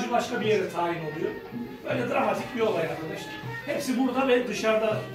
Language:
Turkish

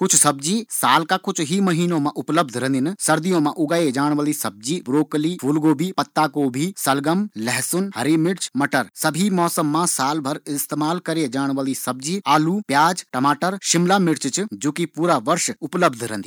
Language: Garhwali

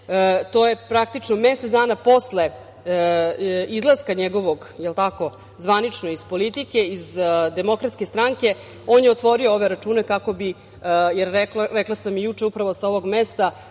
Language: Serbian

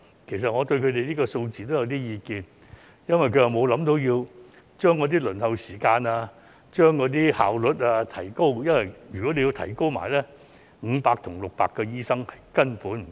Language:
Cantonese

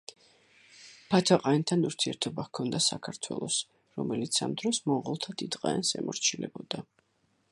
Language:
Georgian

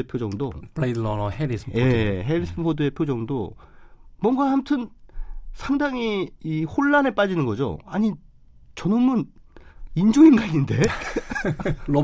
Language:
Korean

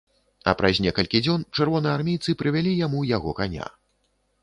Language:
Belarusian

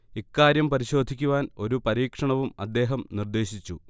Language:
Malayalam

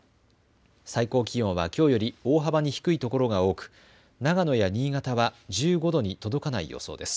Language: Japanese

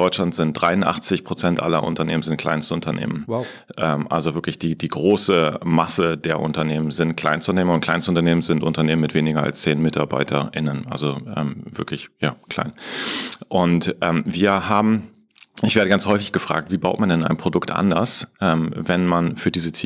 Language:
German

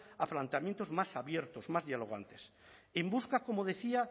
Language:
Spanish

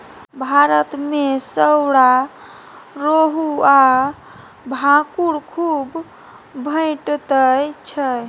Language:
Maithili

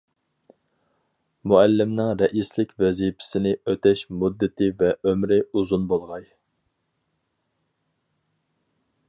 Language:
Uyghur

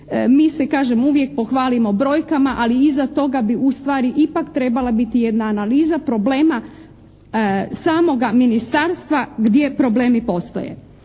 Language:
Croatian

